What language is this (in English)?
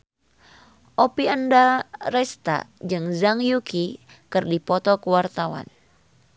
Sundanese